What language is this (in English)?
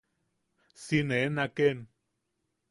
Yaqui